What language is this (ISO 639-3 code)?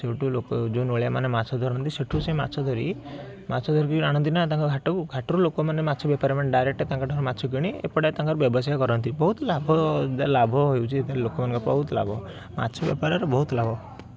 ori